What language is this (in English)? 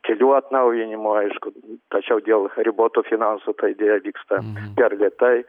Lithuanian